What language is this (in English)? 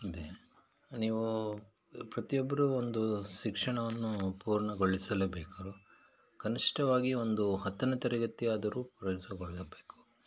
Kannada